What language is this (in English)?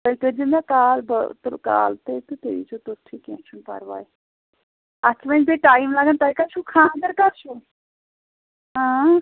Kashmiri